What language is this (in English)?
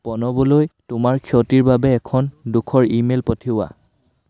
Assamese